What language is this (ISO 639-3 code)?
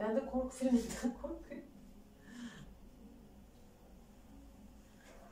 tur